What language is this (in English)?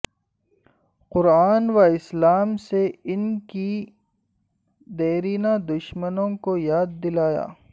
Urdu